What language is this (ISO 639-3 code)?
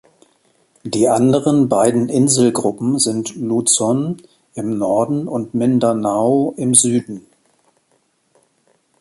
deu